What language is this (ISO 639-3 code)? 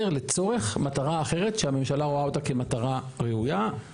heb